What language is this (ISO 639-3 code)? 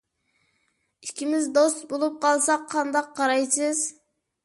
uig